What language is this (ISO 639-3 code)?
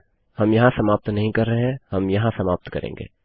hin